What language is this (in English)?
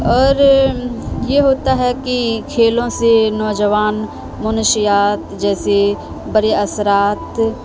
Urdu